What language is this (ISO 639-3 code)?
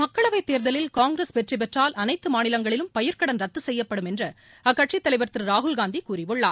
tam